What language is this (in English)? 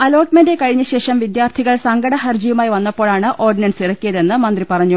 Malayalam